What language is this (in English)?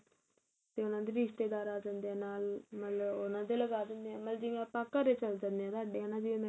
Punjabi